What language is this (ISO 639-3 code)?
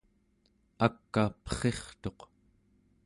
esu